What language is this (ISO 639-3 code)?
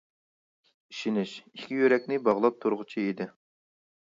uig